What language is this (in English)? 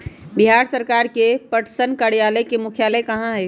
Magahi